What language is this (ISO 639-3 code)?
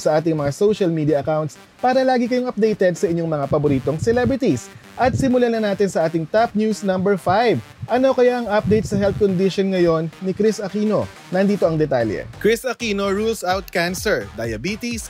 fil